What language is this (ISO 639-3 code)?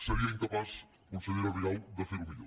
cat